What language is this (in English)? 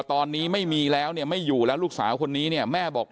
Thai